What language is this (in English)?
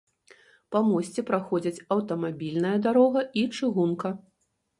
Belarusian